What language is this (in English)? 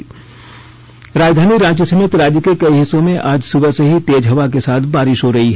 Hindi